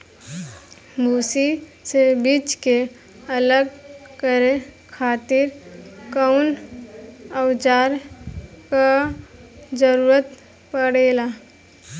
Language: Bhojpuri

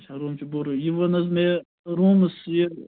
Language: Kashmiri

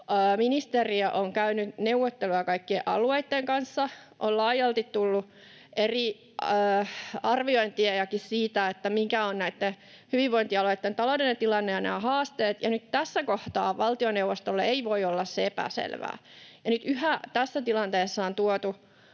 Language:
Finnish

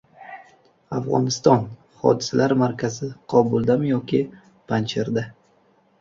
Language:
Uzbek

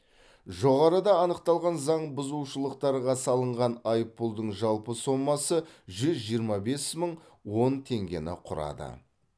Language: Kazakh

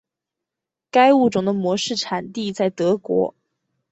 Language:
Chinese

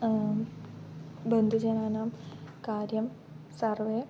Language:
Sanskrit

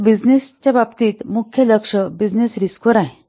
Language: Marathi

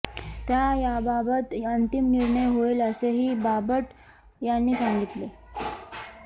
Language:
Marathi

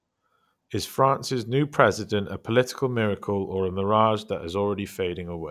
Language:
English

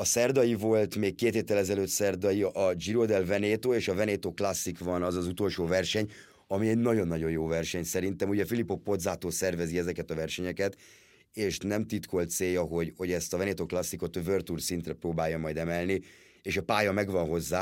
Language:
Hungarian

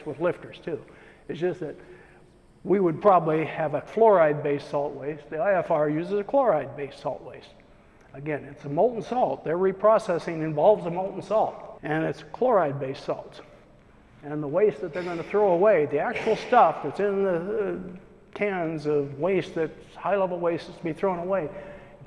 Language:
English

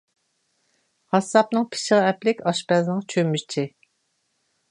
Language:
Uyghur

